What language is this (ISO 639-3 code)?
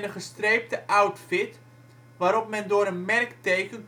nld